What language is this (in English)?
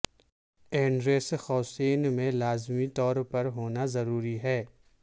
Urdu